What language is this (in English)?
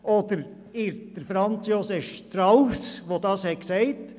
Swiss German